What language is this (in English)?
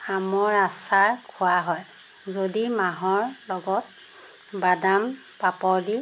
Assamese